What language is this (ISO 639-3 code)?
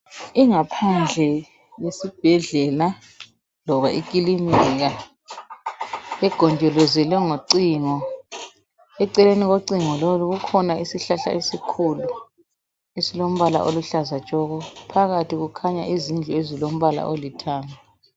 nde